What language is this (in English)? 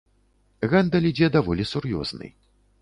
Belarusian